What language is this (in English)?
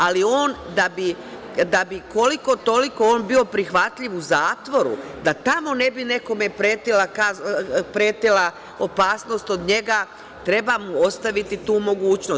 Serbian